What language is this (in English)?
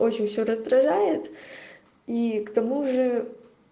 Russian